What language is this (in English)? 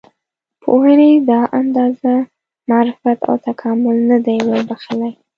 Pashto